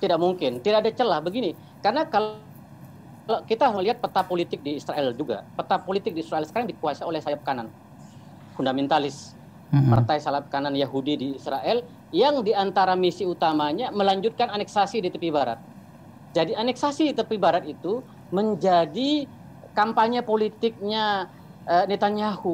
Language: Indonesian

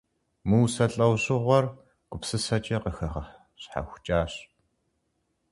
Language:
Kabardian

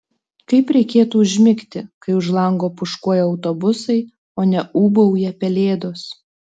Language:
Lithuanian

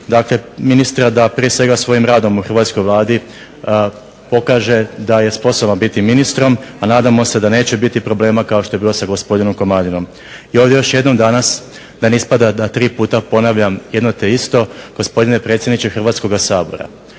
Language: Croatian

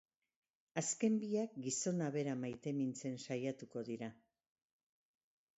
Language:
Basque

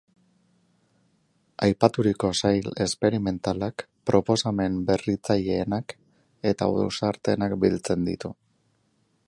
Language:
Basque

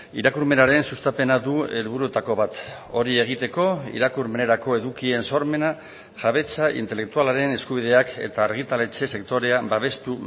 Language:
Basque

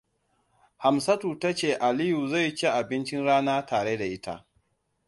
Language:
Hausa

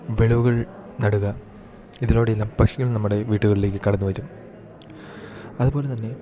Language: Malayalam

